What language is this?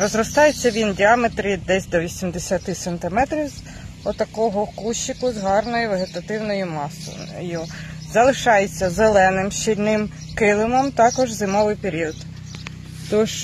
Ukrainian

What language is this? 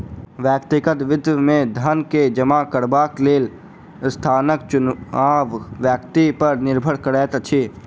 Maithili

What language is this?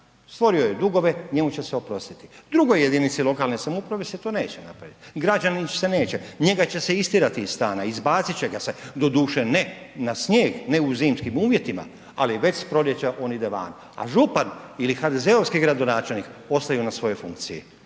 Croatian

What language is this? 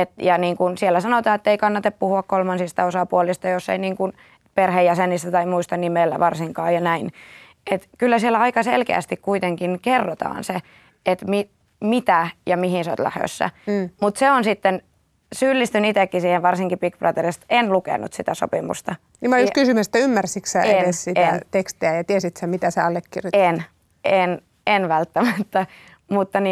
Finnish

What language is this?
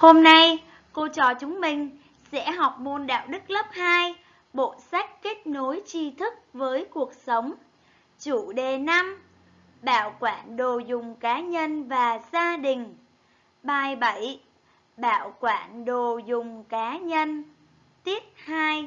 Vietnamese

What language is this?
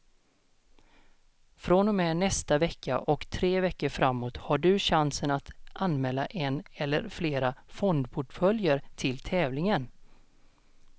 Swedish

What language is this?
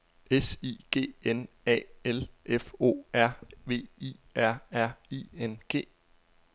Danish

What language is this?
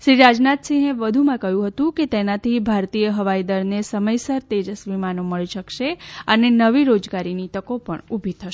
Gujarati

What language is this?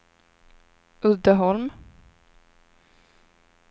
Swedish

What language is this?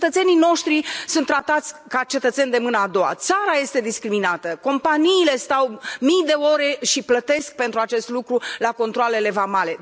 Romanian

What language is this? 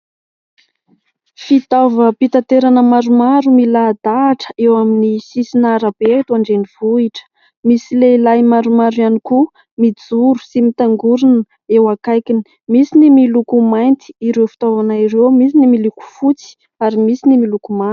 Malagasy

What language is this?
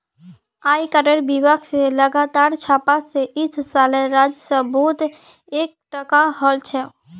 Magahi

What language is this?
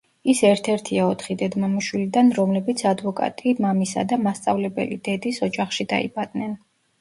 Georgian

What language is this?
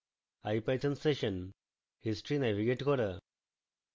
Bangla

